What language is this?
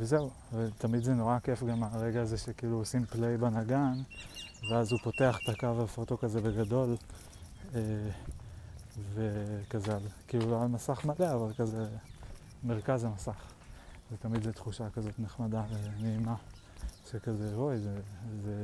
Hebrew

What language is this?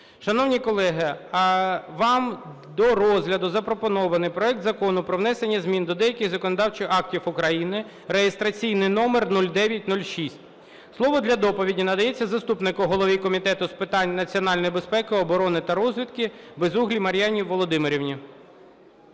Ukrainian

